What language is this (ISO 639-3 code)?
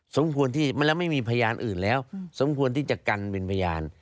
tha